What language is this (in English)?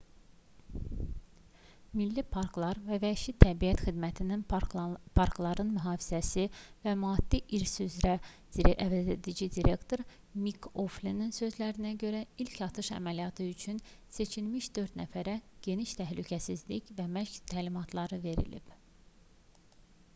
Azerbaijani